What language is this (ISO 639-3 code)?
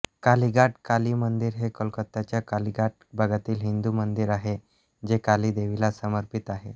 mar